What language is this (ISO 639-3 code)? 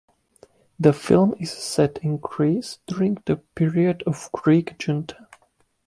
eng